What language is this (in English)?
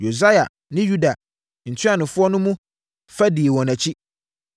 Akan